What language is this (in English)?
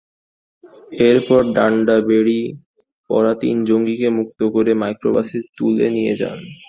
Bangla